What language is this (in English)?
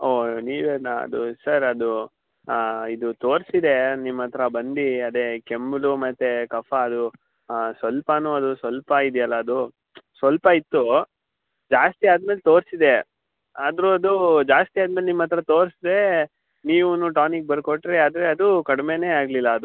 Kannada